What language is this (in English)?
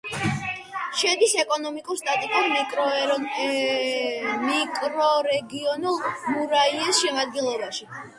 Georgian